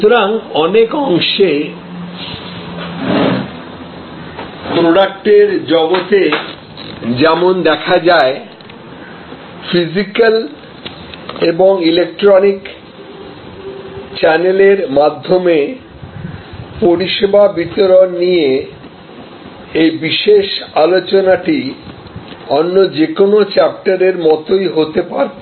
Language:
Bangla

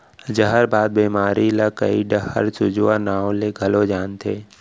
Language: Chhattisgarhi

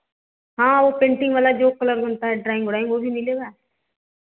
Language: Hindi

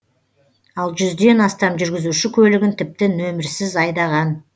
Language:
Kazakh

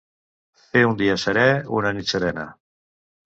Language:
Catalan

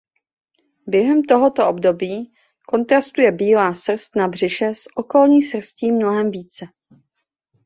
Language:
Czech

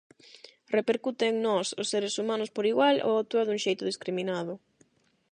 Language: Galician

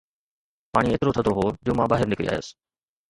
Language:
Sindhi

